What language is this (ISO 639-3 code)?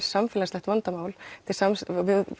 isl